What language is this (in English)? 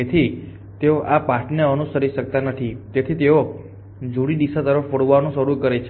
Gujarati